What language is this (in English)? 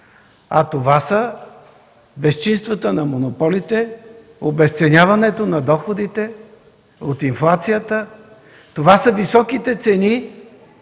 Bulgarian